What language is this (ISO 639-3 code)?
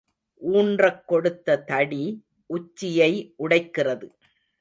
tam